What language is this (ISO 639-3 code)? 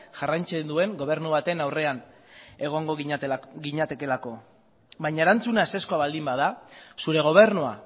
eus